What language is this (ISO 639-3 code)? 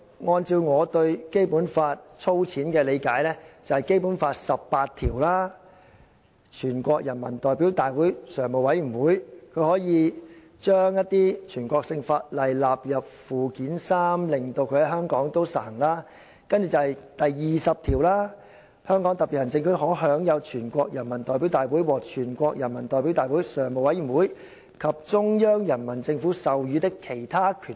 yue